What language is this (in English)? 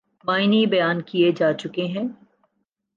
Urdu